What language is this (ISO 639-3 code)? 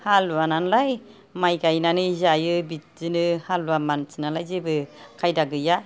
brx